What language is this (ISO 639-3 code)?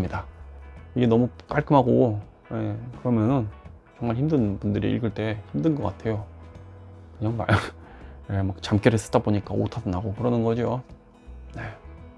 kor